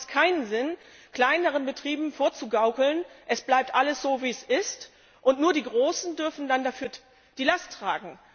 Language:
German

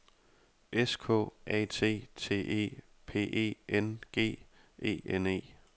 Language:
Danish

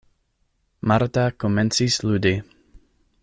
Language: Esperanto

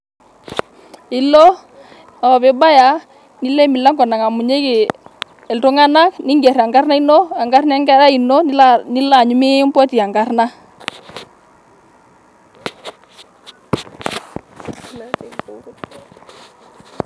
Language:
Masai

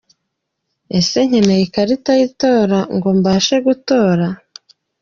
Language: Kinyarwanda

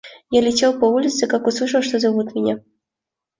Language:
Russian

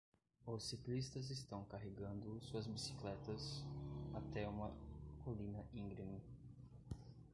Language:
Portuguese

